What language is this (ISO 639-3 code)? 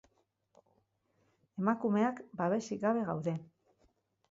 eus